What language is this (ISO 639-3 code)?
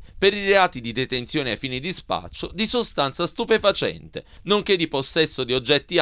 ita